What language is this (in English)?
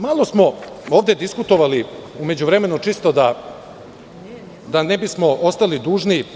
Serbian